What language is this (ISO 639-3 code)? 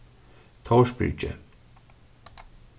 fao